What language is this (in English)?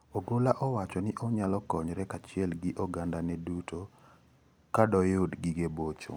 Luo (Kenya and Tanzania)